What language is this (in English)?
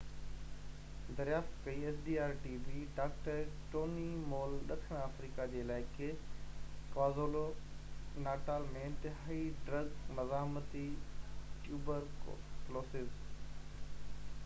Sindhi